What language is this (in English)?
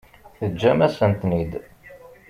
Kabyle